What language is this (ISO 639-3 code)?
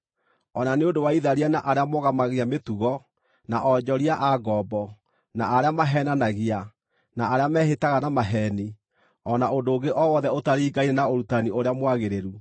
kik